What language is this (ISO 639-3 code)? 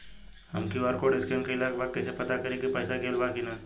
bho